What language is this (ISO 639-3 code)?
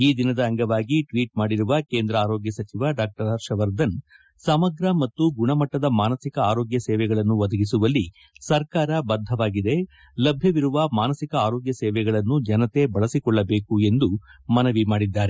kan